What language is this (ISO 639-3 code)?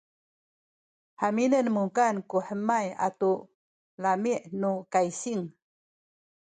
szy